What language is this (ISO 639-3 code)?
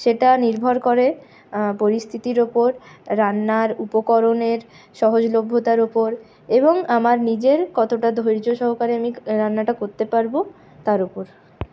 ben